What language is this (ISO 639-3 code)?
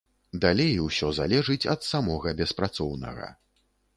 bel